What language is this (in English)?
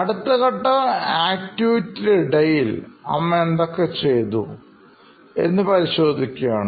Malayalam